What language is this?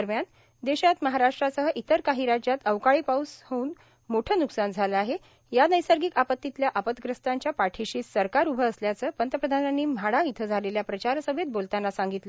Marathi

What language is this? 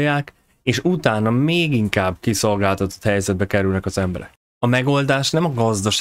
Hungarian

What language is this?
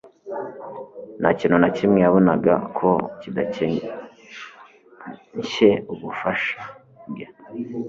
Kinyarwanda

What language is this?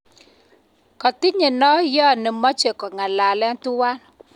Kalenjin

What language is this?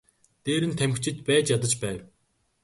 Mongolian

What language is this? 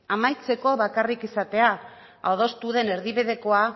Basque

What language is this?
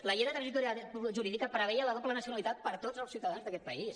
Catalan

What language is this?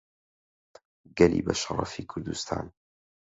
Central Kurdish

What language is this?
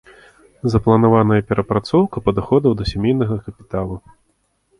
Belarusian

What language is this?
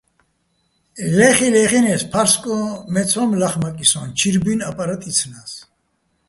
Bats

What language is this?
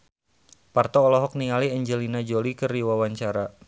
Sundanese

